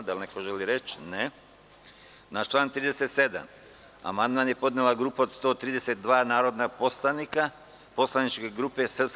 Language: Serbian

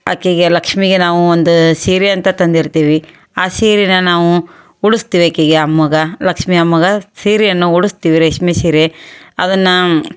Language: Kannada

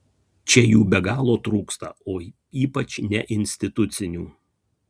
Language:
Lithuanian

